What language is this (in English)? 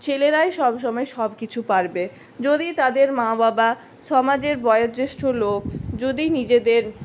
Bangla